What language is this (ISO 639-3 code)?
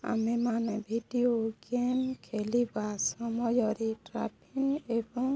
ori